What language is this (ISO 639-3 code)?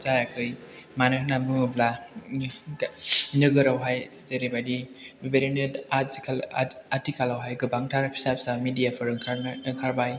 brx